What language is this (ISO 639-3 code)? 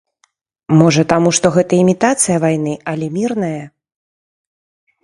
bel